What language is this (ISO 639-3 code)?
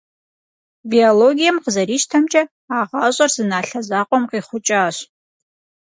kbd